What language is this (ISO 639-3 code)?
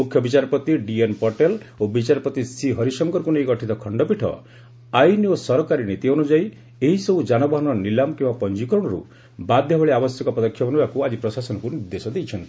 ori